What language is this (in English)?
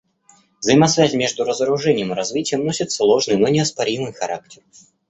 Russian